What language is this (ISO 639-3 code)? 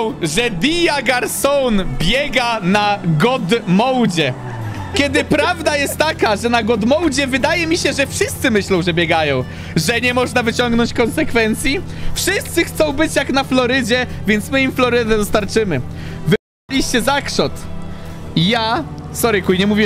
pol